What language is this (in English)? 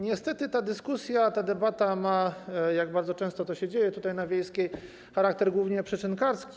Polish